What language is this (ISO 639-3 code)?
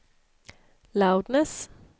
swe